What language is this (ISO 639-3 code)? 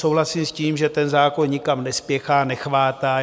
ces